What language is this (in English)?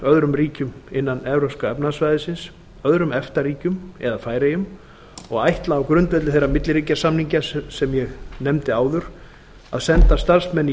Icelandic